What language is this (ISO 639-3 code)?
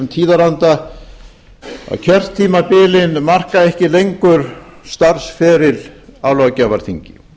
isl